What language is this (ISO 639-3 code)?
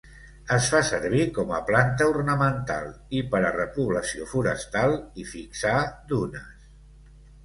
cat